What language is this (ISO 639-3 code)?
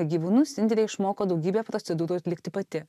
lit